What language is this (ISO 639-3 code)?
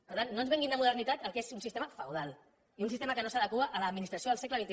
cat